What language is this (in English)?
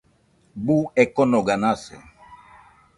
Nüpode Huitoto